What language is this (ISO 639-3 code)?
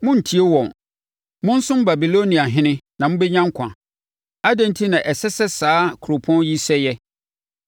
aka